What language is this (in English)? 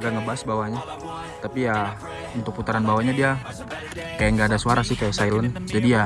Indonesian